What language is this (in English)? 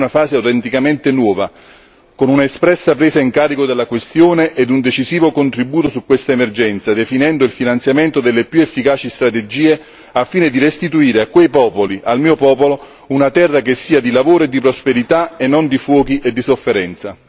Italian